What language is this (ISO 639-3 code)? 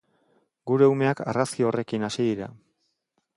eus